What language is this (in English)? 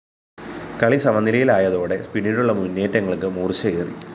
Malayalam